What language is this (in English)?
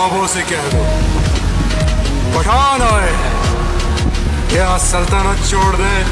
Urdu